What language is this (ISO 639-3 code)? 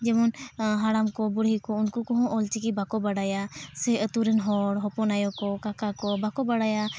sat